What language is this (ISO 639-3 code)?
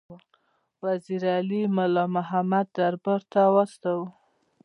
pus